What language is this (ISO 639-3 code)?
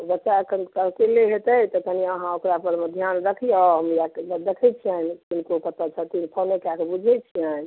mai